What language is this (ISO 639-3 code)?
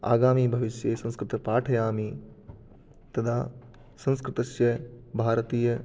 san